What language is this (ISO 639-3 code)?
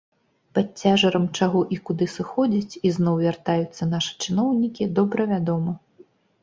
bel